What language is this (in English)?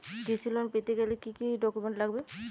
Bangla